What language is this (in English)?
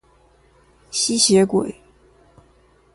Chinese